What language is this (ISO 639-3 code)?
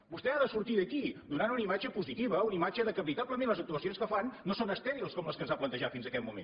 cat